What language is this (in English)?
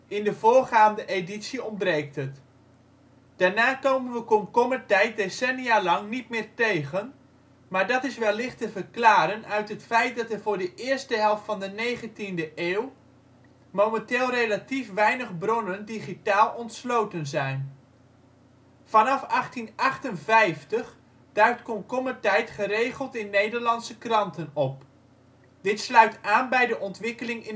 Dutch